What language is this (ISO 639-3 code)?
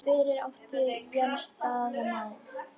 isl